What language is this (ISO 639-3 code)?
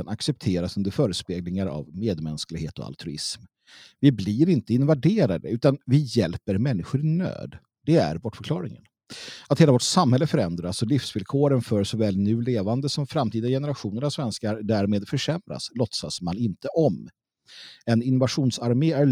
swe